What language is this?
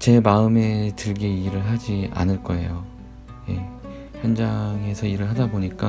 Korean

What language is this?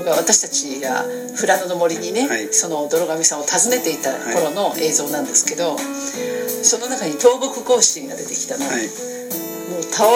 Japanese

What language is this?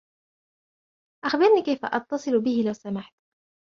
Arabic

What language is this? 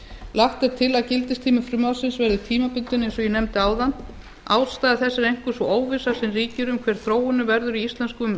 Icelandic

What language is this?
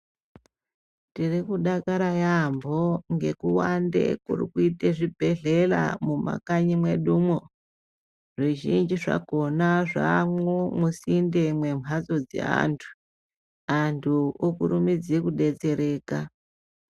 Ndau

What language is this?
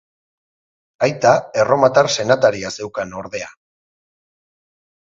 Basque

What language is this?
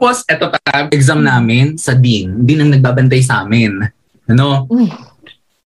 Filipino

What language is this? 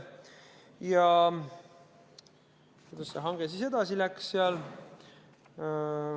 Estonian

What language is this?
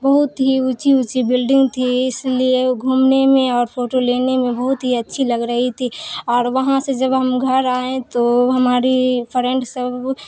Urdu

